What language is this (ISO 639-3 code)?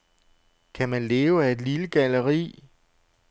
dan